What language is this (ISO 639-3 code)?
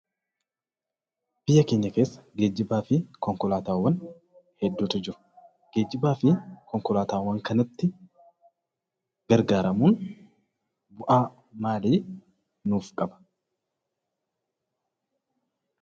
orm